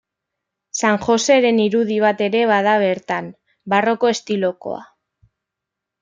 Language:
Basque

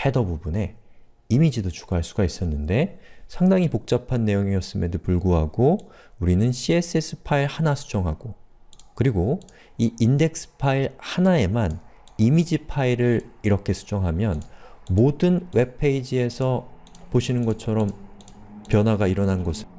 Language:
Korean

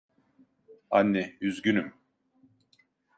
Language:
Turkish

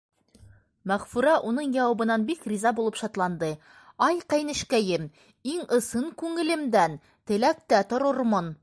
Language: Bashkir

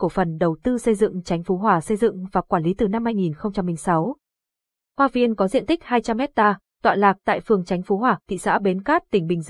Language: Vietnamese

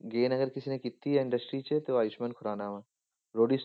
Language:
Punjabi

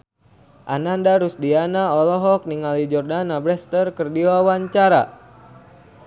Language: Sundanese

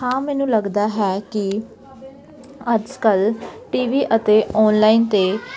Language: Punjabi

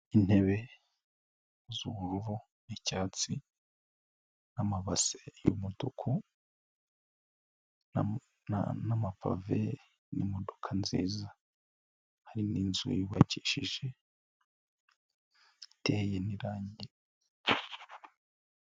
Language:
Kinyarwanda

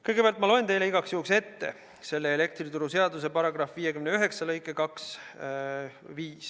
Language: Estonian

